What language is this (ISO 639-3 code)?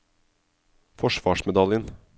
nor